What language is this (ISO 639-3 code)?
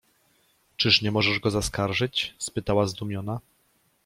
pol